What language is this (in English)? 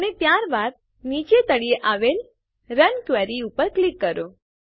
Gujarati